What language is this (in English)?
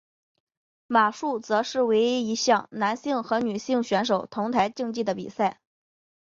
Chinese